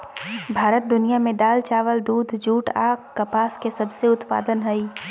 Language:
Magahi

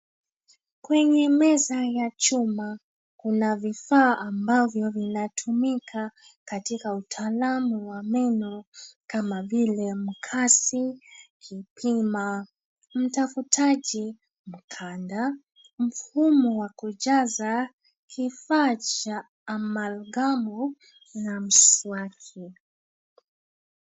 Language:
Swahili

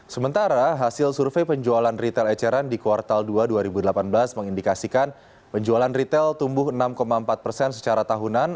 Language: Indonesian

